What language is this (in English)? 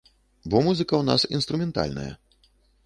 Belarusian